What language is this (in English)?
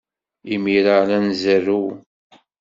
Kabyle